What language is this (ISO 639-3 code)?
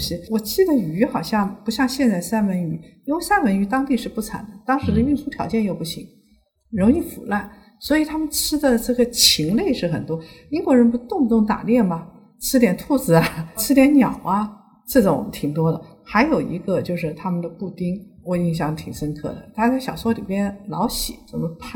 zho